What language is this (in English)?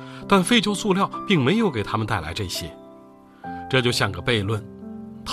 Chinese